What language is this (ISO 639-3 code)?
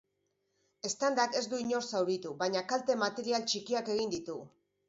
eus